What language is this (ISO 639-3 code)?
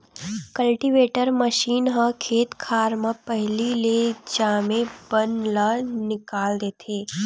hne